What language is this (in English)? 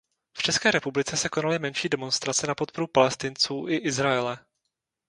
Czech